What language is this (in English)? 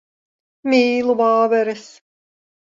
Latvian